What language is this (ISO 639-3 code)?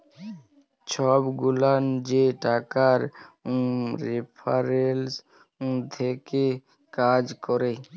ben